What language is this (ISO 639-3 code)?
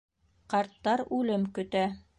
bak